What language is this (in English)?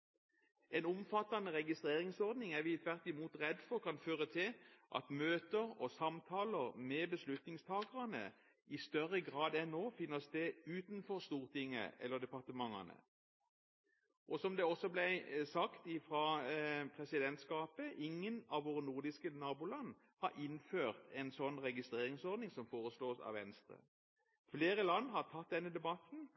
Norwegian Bokmål